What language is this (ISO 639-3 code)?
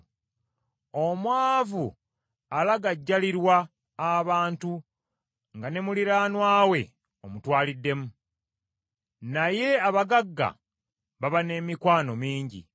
lug